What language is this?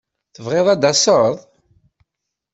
Kabyle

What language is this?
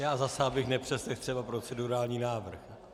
Czech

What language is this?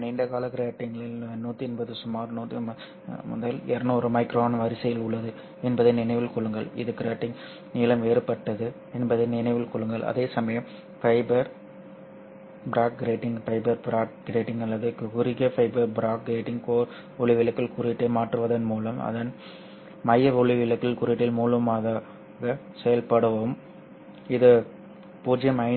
Tamil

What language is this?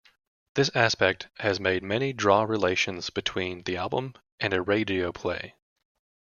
English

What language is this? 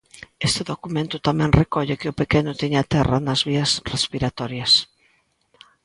Galician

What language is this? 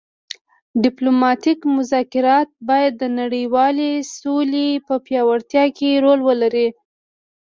Pashto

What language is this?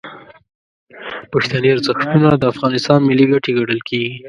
Pashto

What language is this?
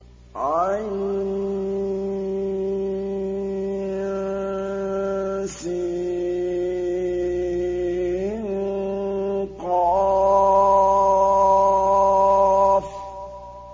Arabic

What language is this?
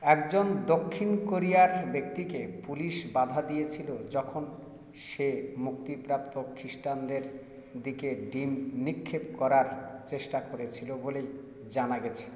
Bangla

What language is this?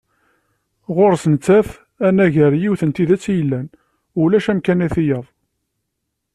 Kabyle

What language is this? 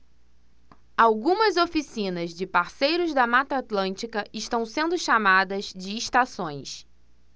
Portuguese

